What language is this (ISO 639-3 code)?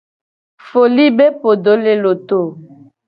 gej